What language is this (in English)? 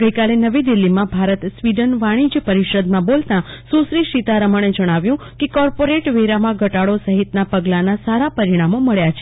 Gujarati